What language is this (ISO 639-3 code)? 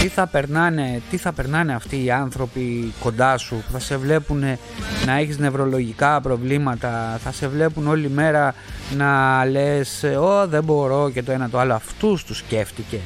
ell